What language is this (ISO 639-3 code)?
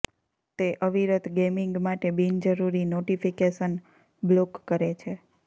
guj